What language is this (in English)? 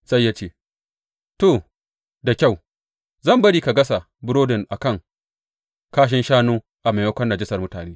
Hausa